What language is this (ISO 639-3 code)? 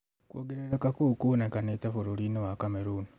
kik